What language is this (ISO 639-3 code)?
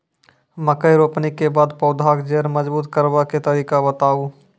mai